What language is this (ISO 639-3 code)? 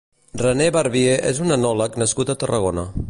cat